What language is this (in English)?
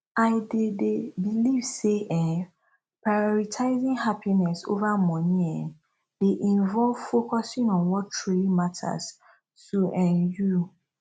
Nigerian Pidgin